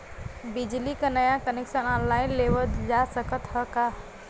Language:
Bhojpuri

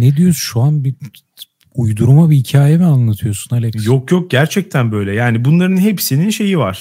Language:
Turkish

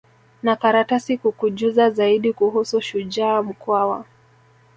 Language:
Swahili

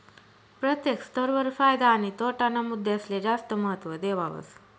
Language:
Marathi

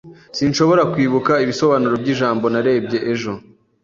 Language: Kinyarwanda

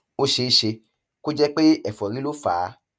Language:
Yoruba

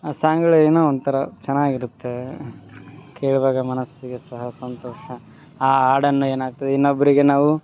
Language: Kannada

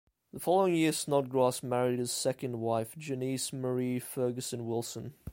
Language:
English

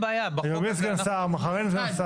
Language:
Hebrew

